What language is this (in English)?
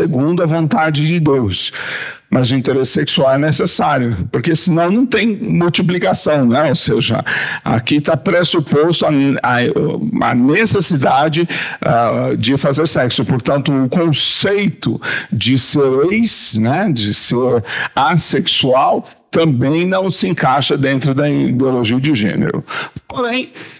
Portuguese